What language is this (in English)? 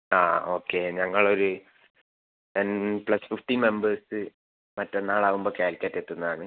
Malayalam